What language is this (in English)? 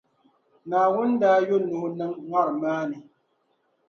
Dagbani